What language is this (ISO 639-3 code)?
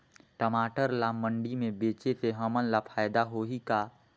hne